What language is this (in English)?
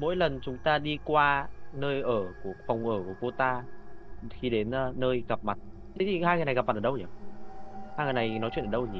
Vietnamese